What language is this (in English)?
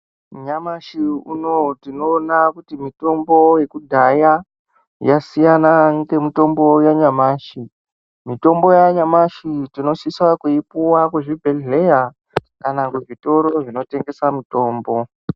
Ndau